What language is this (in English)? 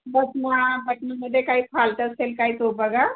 Marathi